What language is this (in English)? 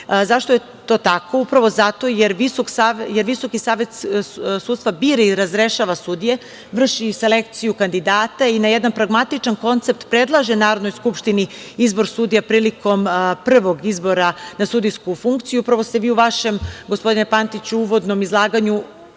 Serbian